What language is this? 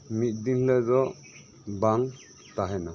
Santali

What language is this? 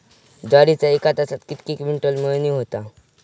Marathi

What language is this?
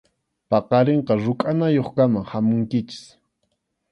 Arequipa-La Unión Quechua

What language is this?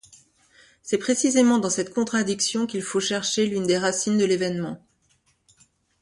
French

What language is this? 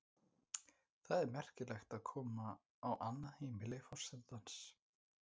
Icelandic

